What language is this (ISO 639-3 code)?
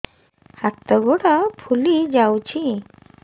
ori